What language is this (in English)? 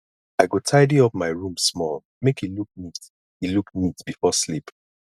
Nigerian Pidgin